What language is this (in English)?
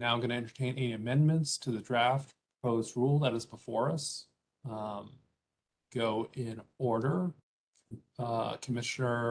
English